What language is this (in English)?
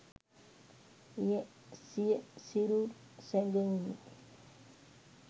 Sinhala